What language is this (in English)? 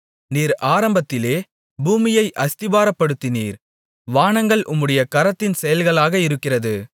Tamil